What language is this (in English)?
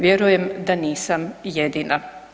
Croatian